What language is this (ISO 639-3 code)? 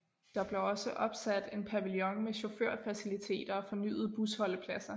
dan